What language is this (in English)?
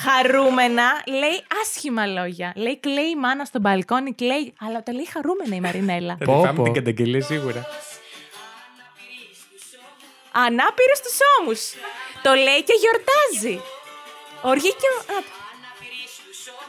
Greek